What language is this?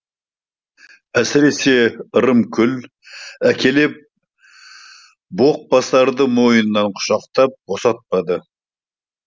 Kazakh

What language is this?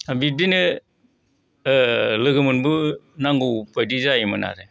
Bodo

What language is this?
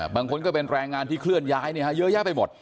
Thai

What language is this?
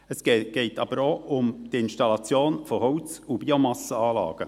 Swiss German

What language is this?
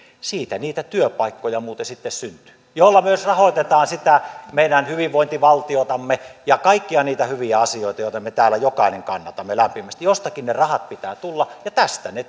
Finnish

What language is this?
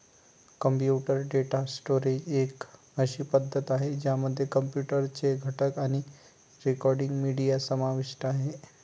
Marathi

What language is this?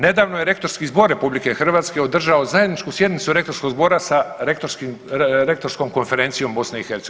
Croatian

